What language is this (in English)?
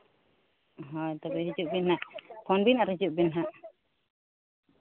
Santali